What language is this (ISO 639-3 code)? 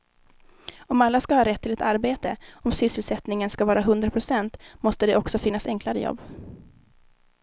swe